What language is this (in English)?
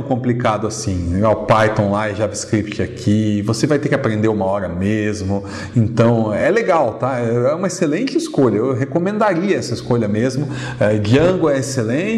Portuguese